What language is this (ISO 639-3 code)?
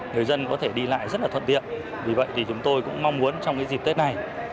vie